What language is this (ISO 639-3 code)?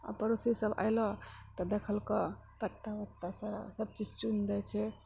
mai